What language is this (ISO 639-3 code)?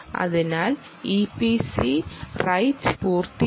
mal